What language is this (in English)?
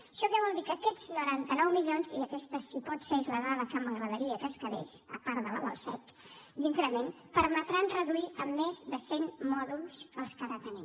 Catalan